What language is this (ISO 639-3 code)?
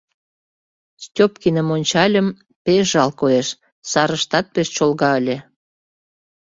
chm